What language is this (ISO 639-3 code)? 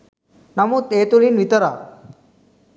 sin